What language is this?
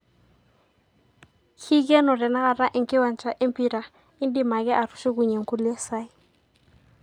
Masai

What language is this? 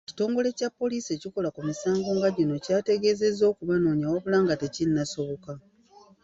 Ganda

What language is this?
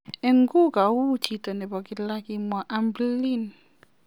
Kalenjin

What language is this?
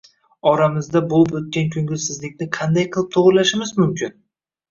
Uzbek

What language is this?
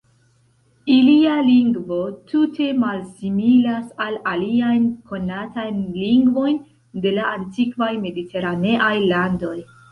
Esperanto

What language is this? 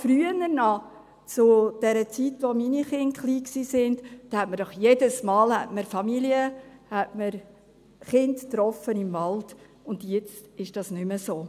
Swiss German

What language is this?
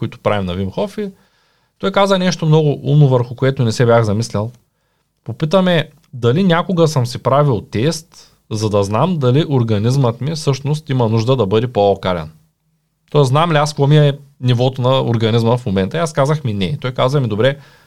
Bulgarian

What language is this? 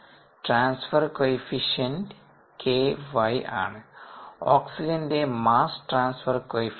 Malayalam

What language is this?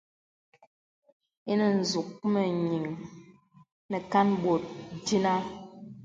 Bebele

